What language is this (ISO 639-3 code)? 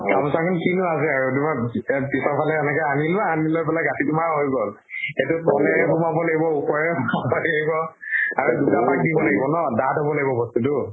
asm